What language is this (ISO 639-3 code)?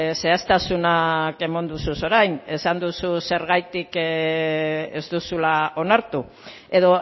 eus